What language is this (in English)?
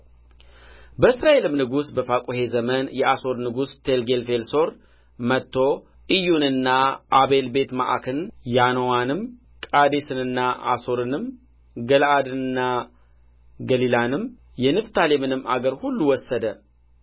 Amharic